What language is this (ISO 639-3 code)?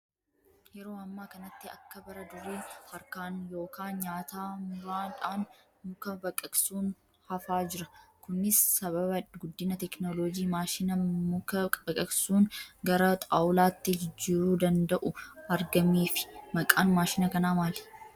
orm